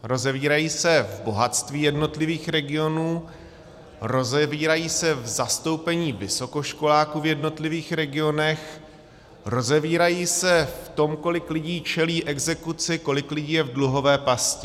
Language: Czech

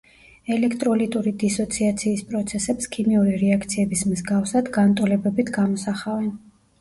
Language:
Georgian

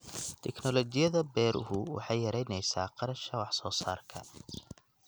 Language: Somali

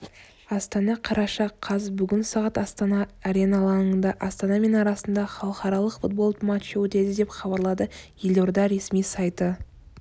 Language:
Kazakh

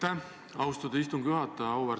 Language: Estonian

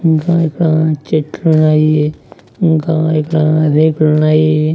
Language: Telugu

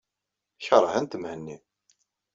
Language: Kabyle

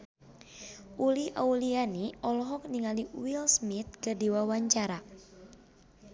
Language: Sundanese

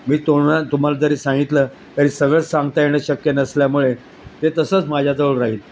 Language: Marathi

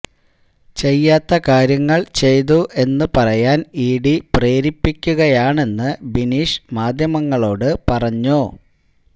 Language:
Malayalam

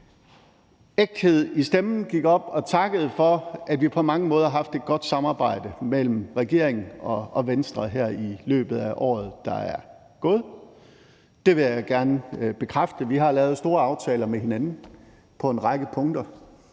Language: Danish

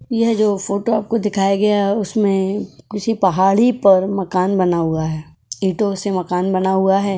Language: Hindi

